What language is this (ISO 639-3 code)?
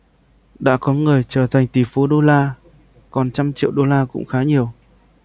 vie